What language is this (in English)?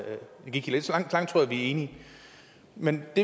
Danish